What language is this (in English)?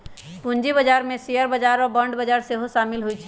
Magahi